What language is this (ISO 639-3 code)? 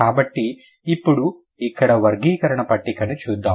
tel